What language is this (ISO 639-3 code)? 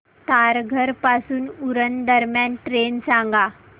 mar